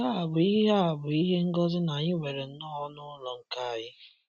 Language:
Igbo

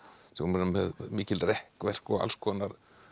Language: Icelandic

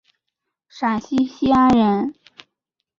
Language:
Chinese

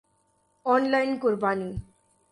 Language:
Urdu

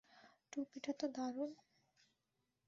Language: Bangla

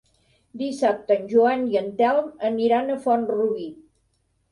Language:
Catalan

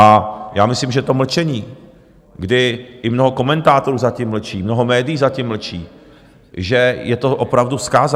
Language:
Czech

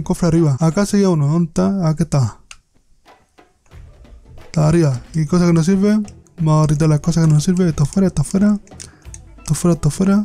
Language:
Spanish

